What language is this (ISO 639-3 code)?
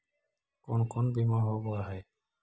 mag